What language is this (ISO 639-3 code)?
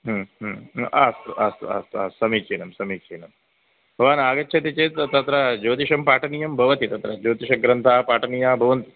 san